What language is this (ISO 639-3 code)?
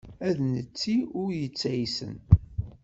kab